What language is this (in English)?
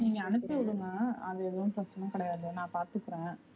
Tamil